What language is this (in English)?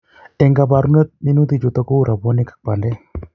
Kalenjin